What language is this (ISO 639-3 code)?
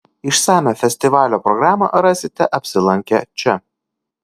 lit